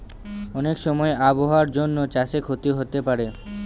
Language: Bangla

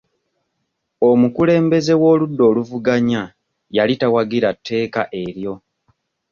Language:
Ganda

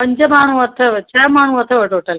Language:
Sindhi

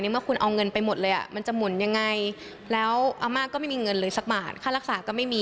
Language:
Thai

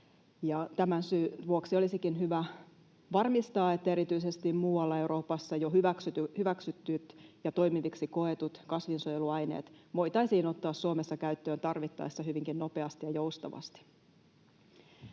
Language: Finnish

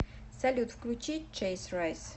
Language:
Russian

